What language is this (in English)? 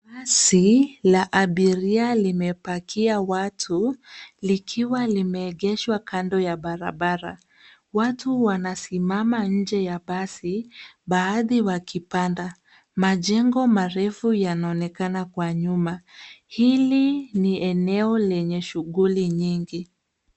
Swahili